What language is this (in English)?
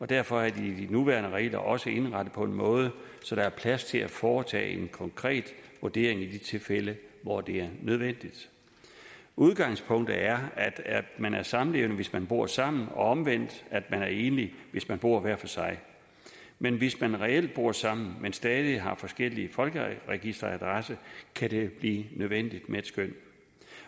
Danish